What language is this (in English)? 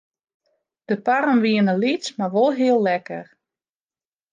Western Frisian